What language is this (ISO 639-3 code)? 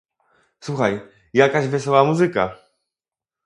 pol